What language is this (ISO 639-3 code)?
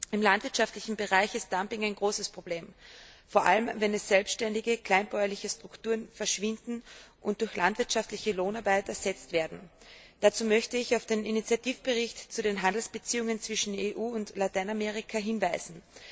deu